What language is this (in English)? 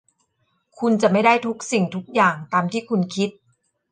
Thai